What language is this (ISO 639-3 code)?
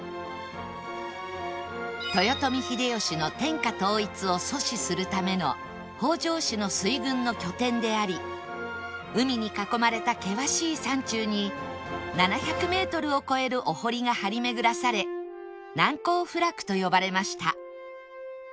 jpn